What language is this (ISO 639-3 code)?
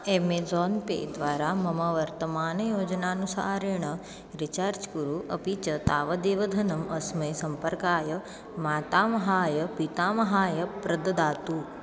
san